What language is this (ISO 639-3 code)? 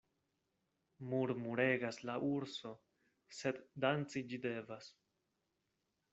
epo